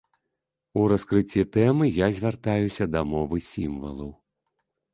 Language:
Belarusian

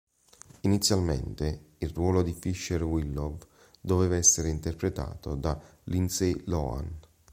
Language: Italian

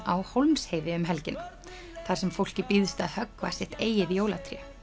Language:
Icelandic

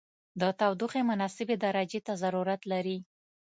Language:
Pashto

